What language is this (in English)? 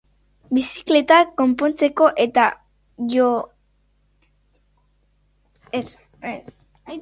Basque